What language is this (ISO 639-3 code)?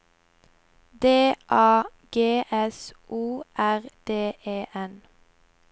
nor